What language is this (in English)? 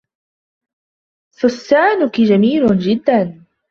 Arabic